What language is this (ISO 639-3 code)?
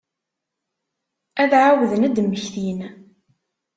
kab